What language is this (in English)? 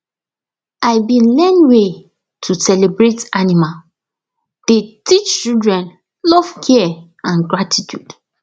Nigerian Pidgin